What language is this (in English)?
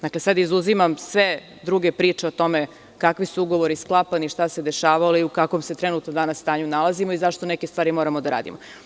Serbian